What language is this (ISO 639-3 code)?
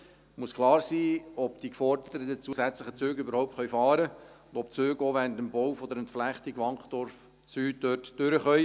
gsw